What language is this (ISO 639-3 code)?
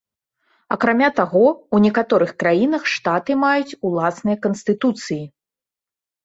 bel